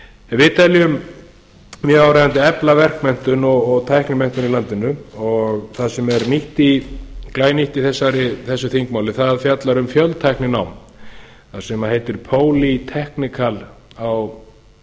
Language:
Icelandic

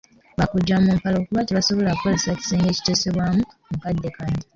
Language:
Ganda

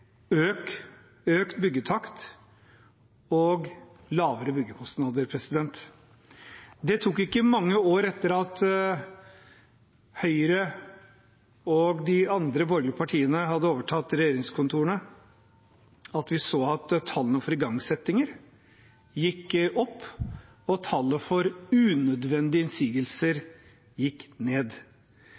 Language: Norwegian Bokmål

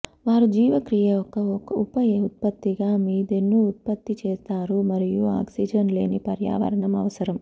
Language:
Telugu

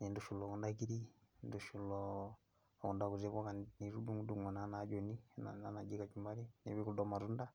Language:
Masai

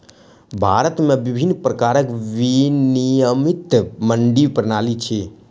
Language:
Maithili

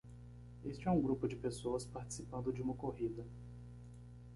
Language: Portuguese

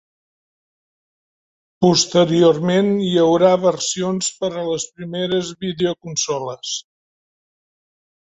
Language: Catalan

